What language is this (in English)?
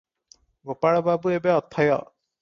Odia